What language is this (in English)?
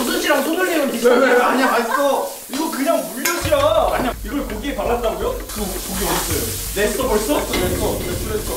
Korean